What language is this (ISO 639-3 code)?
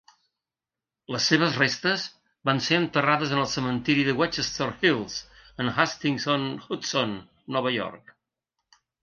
cat